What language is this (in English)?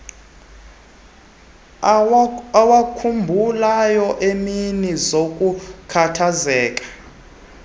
Xhosa